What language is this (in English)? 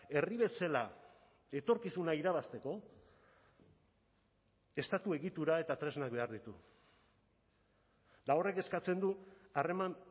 Basque